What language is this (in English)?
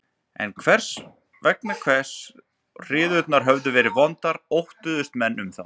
Icelandic